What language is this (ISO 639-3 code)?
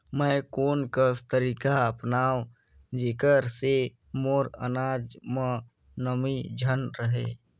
hne